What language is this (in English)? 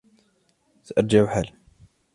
Arabic